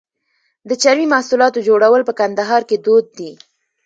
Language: Pashto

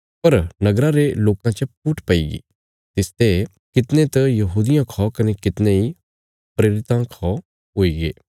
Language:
Bilaspuri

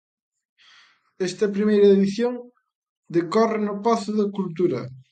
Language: Galician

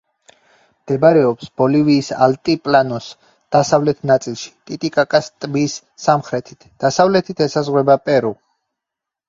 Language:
Georgian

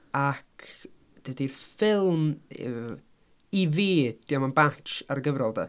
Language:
Welsh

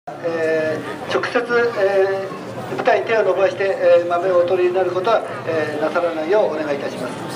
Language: Japanese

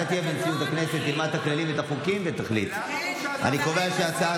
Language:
Hebrew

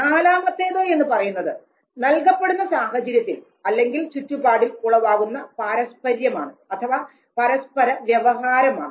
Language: Malayalam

